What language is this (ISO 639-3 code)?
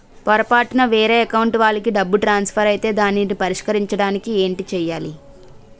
tel